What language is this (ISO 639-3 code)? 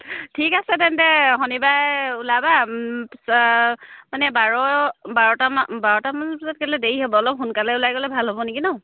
asm